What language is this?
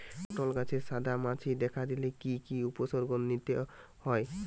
Bangla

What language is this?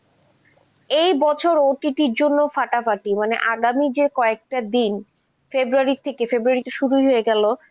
Bangla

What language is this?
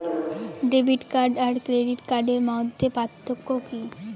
Bangla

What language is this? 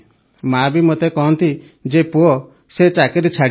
Odia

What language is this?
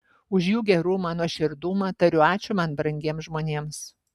Lithuanian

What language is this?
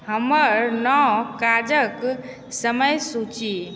Maithili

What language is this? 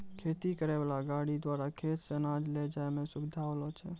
Maithili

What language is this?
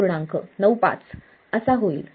Marathi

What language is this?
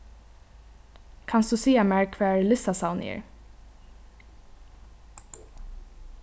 Faroese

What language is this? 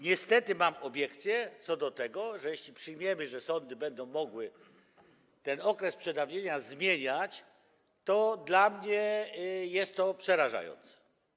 Polish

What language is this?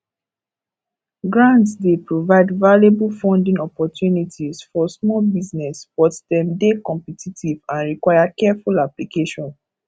Nigerian Pidgin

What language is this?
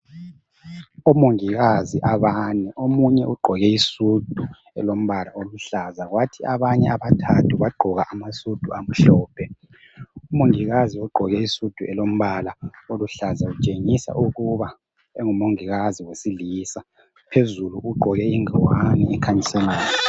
North Ndebele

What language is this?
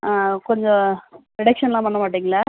Tamil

